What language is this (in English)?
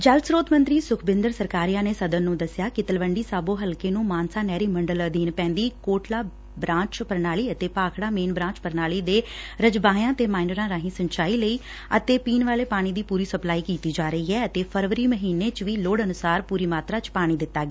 Punjabi